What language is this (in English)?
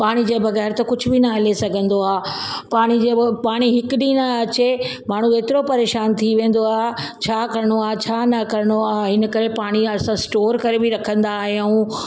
Sindhi